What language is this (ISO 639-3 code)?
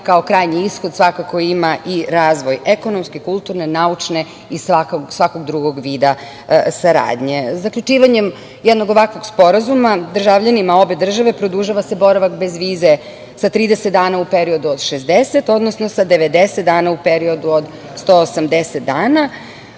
srp